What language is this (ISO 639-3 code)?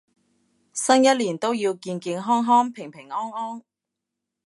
yue